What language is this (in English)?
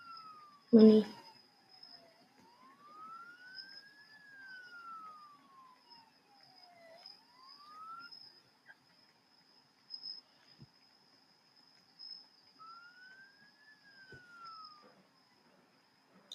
German